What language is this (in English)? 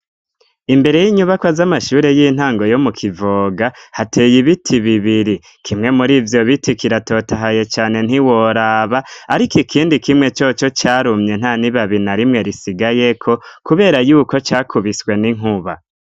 Rundi